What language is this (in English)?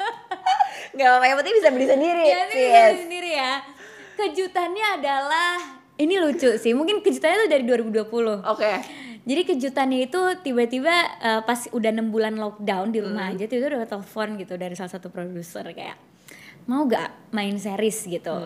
Indonesian